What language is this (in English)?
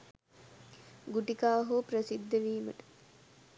Sinhala